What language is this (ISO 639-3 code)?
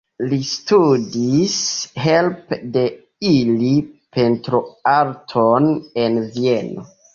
epo